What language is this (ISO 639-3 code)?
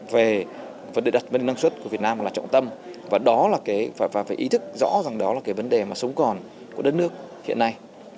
vie